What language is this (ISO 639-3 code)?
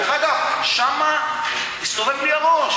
heb